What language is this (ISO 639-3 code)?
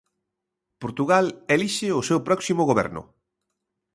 glg